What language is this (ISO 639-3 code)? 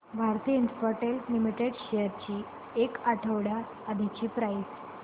mar